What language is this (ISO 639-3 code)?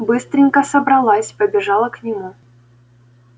rus